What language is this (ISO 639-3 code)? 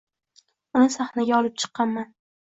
uzb